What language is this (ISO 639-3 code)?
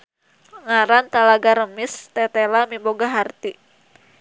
sun